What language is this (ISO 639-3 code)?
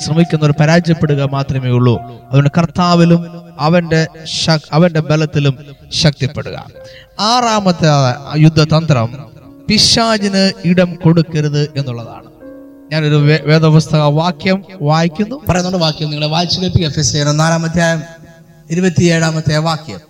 mal